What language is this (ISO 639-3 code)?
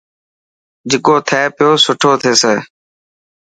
mki